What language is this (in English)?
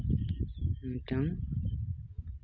Santali